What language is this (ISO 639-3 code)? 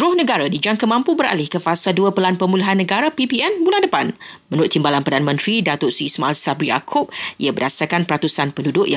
msa